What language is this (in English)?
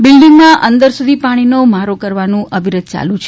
Gujarati